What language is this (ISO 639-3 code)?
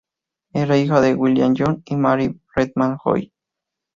spa